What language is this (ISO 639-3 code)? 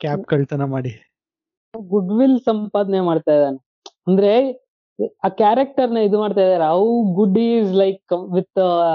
kan